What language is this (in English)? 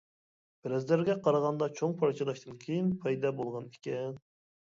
Uyghur